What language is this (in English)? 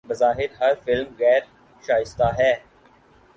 Urdu